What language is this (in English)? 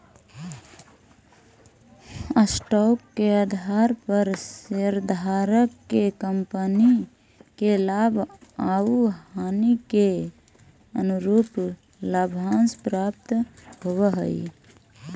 Magahi